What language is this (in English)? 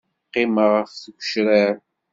Kabyle